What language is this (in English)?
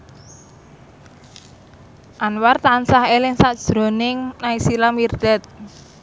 Javanese